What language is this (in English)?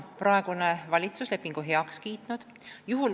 Estonian